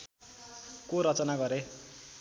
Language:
Nepali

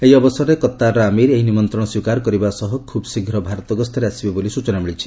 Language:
Odia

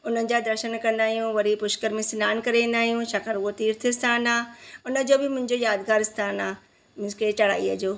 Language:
Sindhi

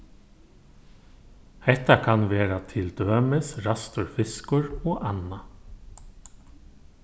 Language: Faroese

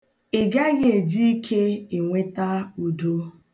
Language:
Igbo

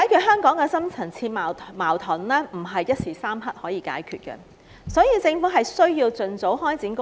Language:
Cantonese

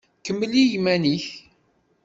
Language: Kabyle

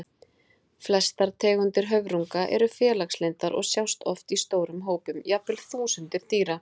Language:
Icelandic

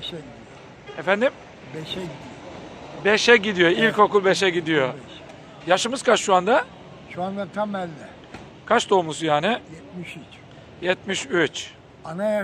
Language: Turkish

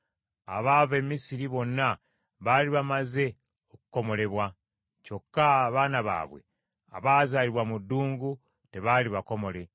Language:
Ganda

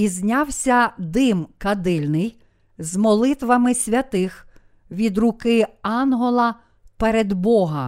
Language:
Ukrainian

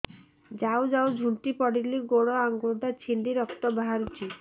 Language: Odia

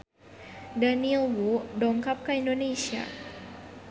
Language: Sundanese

